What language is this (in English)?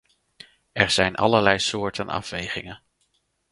Dutch